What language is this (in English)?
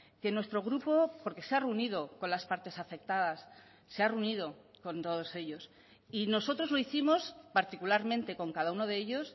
Spanish